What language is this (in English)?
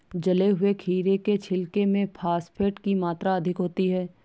Hindi